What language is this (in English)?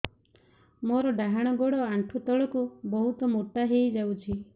Odia